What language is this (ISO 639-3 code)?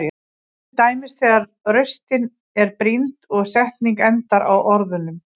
isl